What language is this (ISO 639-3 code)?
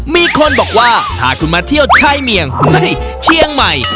tha